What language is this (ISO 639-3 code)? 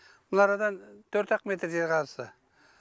kaz